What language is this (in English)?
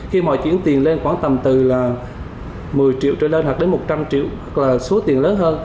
Vietnamese